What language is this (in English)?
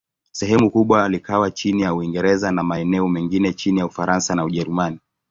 Swahili